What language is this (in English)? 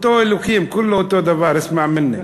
Hebrew